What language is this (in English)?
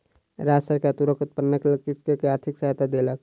Maithili